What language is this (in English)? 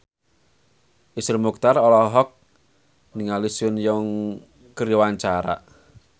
Sundanese